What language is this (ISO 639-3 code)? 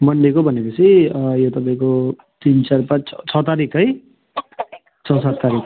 nep